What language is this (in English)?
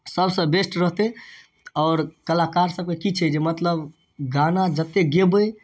Maithili